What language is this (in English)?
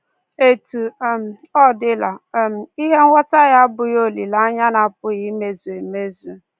Igbo